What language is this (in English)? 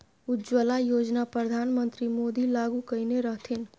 Maithili